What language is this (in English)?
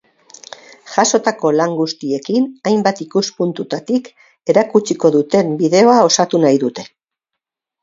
Basque